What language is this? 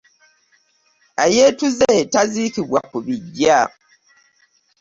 Ganda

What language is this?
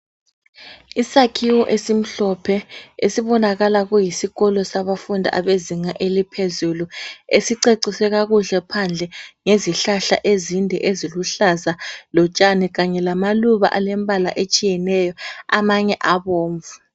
North Ndebele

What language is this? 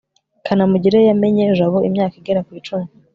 Kinyarwanda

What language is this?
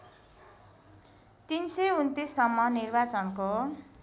Nepali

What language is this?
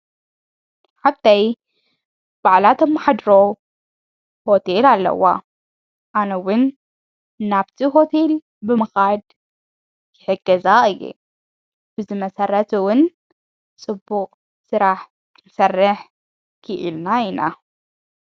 Tigrinya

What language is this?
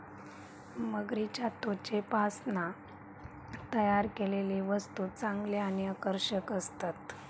Marathi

